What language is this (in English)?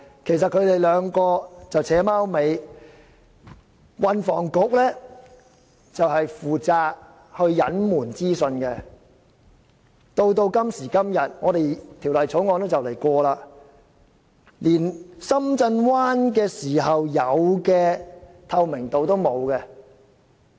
Cantonese